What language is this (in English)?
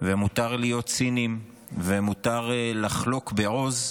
Hebrew